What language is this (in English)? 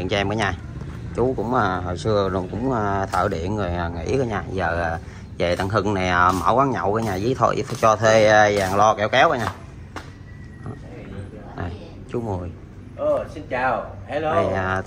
Vietnamese